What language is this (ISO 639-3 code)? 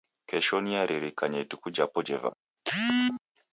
dav